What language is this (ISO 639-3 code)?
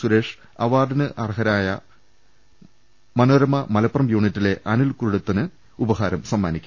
mal